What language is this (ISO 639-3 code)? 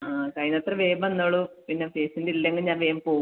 mal